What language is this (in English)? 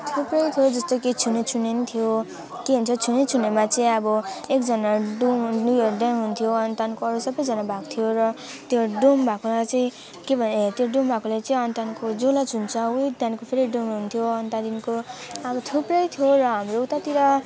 Nepali